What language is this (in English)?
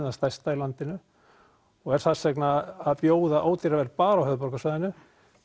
Icelandic